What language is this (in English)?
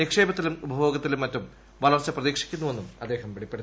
Malayalam